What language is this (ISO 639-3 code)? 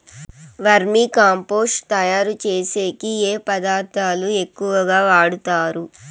tel